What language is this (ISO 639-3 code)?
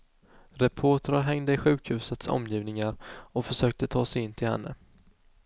swe